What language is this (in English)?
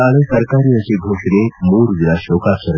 Kannada